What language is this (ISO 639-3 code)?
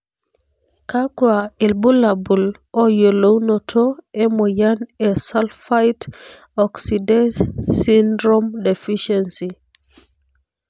mas